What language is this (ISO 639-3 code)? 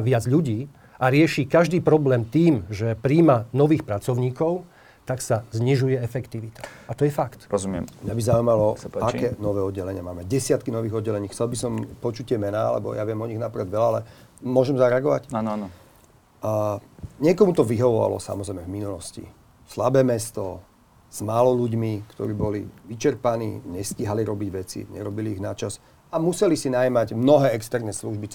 slk